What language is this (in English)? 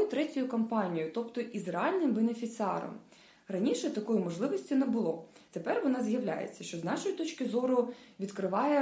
Ukrainian